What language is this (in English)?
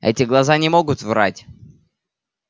Russian